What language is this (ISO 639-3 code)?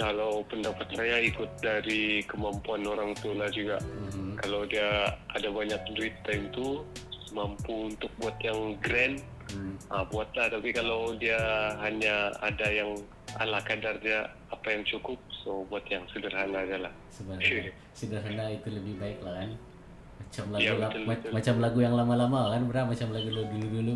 msa